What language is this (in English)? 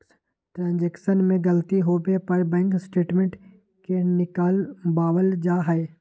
Magahi